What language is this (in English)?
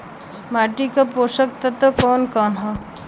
Bhojpuri